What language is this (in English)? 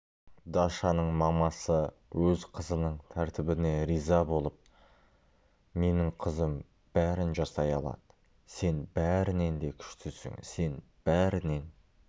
Kazakh